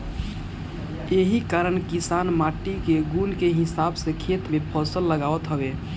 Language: Bhojpuri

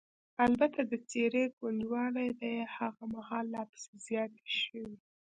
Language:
Pashto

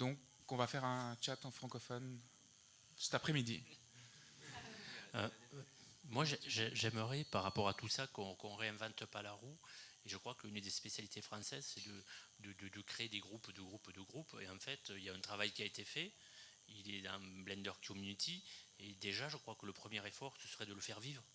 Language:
French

